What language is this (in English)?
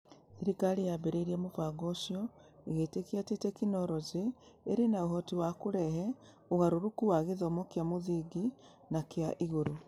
Kikuyu